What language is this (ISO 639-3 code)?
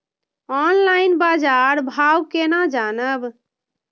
mai